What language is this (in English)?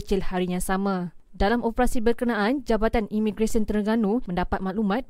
Malay